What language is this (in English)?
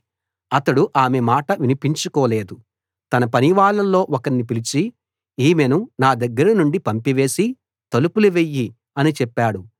Telugu